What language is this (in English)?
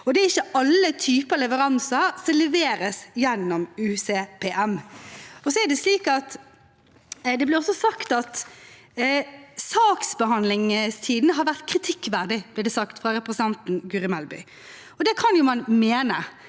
Norwegian